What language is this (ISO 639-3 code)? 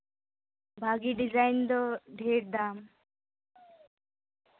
sat